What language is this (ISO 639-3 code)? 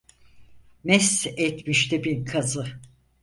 tur